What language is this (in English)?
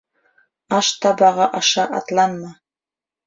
Bashkir